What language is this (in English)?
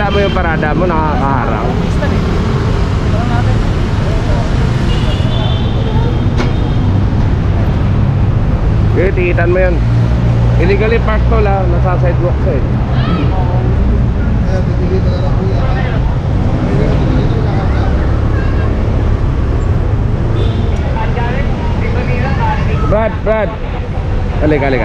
Filipino